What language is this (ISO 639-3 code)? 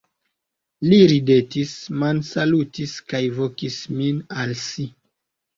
epo